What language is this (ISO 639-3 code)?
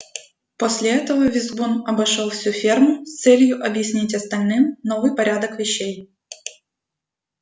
rus